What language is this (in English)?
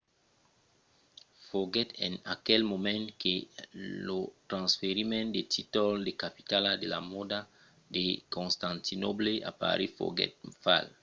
Occitan